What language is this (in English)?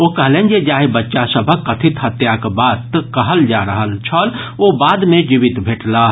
Maithili